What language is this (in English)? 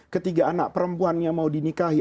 Indonesian